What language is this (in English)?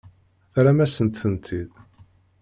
Kabyle